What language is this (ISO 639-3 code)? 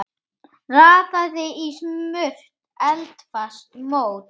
isl